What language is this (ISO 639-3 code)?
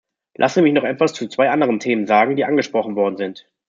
deu